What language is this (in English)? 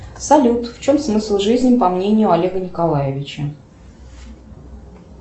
Russian